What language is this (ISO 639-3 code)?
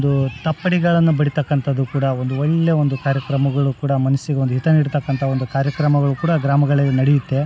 kan